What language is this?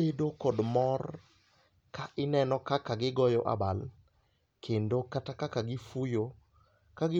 Luo (Kenya and Tanzania)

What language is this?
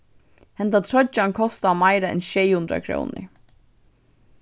Faroese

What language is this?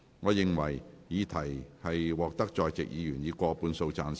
Cantonese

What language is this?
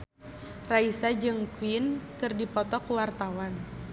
Sundanese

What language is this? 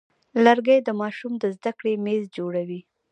Pashto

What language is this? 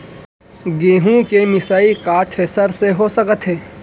Chhattisgarhi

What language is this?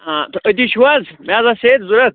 Kashmiri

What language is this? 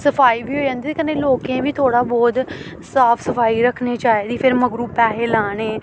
Dogri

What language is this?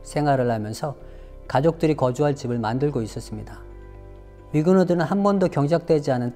Korean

